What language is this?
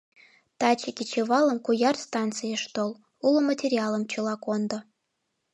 Mari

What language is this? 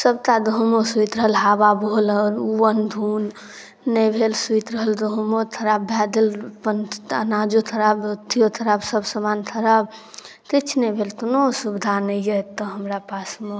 Maithili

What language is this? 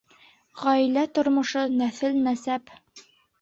Bashkir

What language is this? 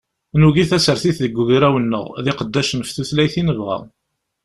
Kabyle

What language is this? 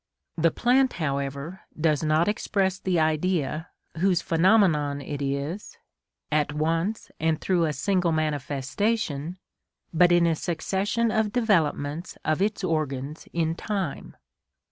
English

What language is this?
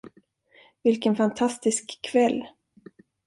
Swedish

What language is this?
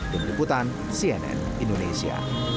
Indonesian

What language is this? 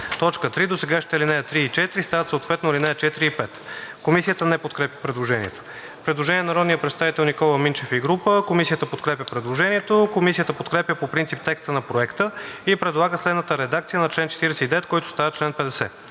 Bulgarian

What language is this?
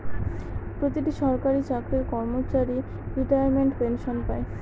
Bangla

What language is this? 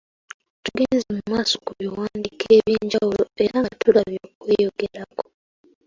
Ganda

